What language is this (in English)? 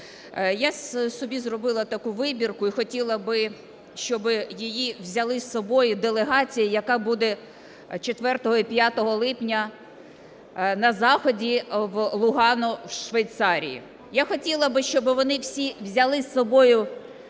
Ukrainian